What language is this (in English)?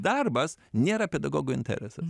Lithuanian